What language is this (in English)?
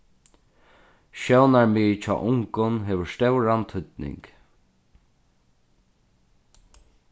Faroese